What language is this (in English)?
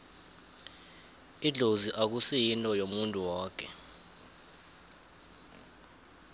South Ndebele